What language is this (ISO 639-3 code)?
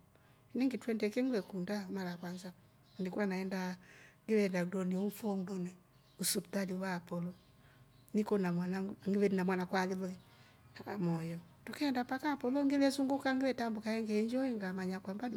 rof